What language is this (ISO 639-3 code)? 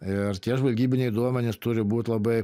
lit